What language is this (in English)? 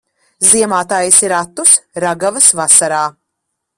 Latvian